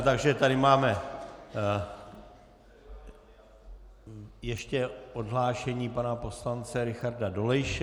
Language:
Czech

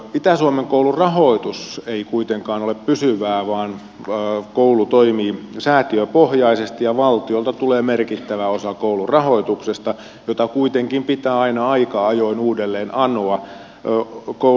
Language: Finnish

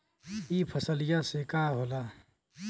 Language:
Bhojpuri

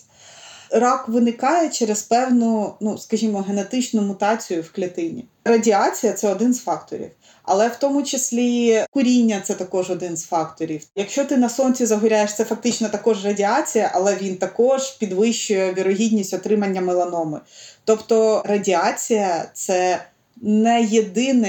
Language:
Ukrainian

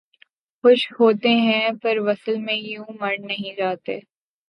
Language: Urdu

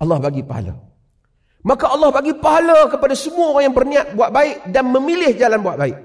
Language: Malay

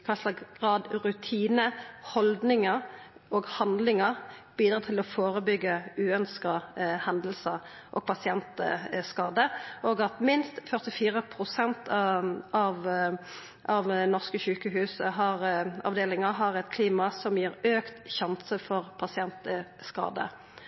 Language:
Norwegian Nynorsk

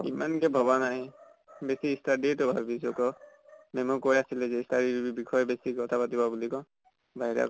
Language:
Assamese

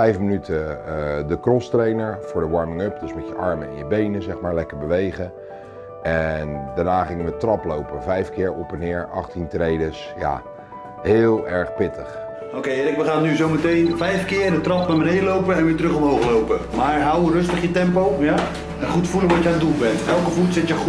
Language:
Dutch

